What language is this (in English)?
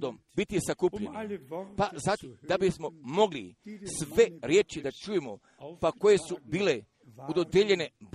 Croatian